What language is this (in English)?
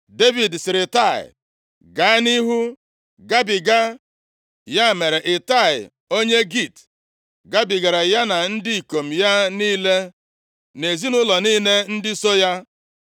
Igbo